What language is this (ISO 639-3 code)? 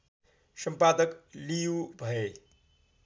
nep